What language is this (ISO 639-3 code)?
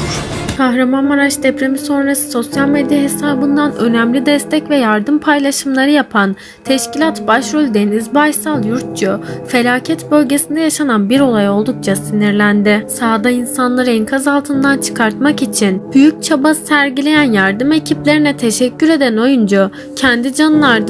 tur